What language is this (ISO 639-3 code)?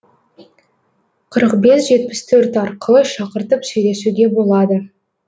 kaz